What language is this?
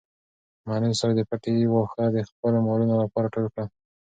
Pashto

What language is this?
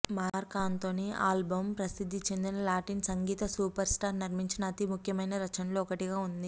Telugu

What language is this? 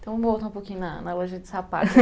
Portuguese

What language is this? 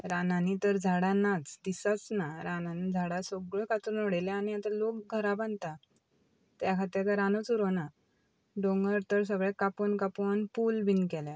Konkani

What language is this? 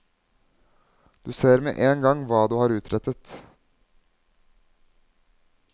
Norwegian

